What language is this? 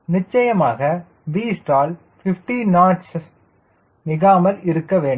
Tamil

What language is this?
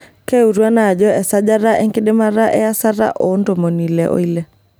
Masai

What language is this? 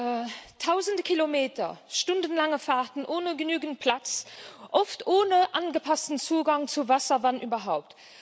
German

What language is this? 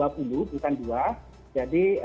Indonesian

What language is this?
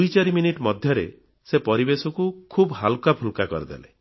Odia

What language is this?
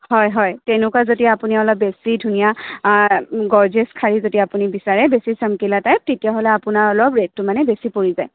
Assamese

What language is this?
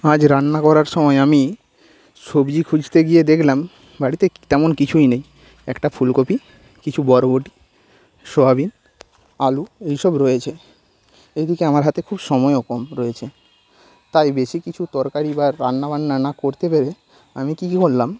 Bangla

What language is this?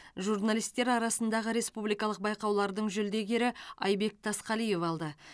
Kazakh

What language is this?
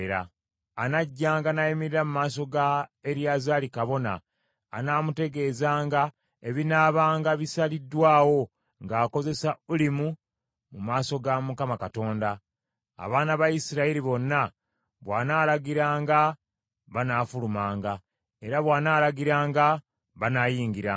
Ganda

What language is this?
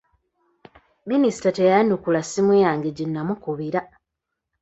Ganda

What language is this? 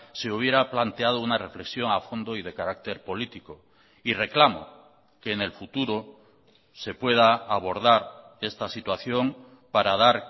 Spanish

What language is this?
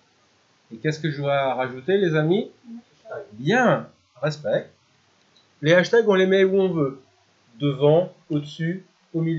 French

